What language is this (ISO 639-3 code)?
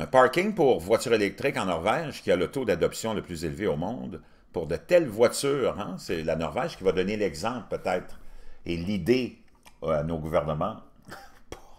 fra